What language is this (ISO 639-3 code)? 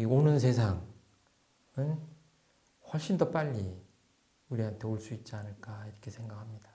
kor